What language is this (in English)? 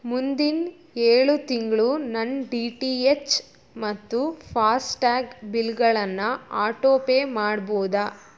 Kannada